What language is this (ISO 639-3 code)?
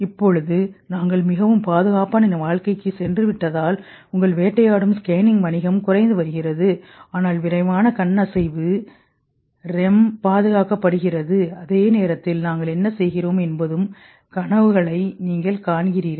tam